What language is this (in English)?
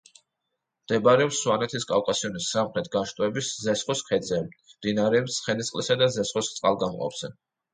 Georgian